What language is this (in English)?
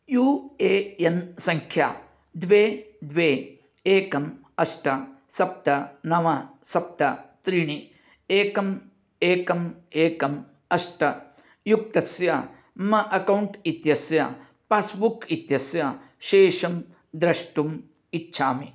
Sanskrit